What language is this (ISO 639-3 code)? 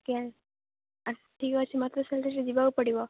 ori